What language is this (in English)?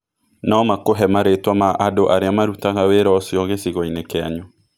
Kikuyu